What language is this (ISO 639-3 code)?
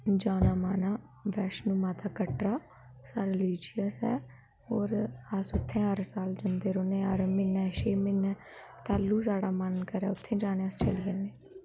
doi